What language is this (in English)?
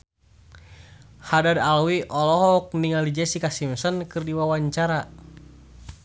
Sundanese